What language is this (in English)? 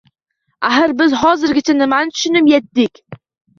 Uzbek